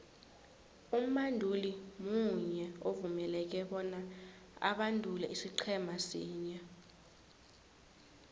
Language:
South Ndebele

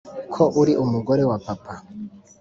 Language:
Kinyarwanda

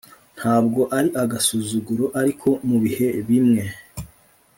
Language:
Kinyarwanda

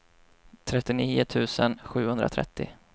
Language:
Swedish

